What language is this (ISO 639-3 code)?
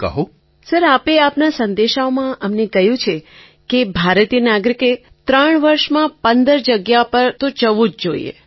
guj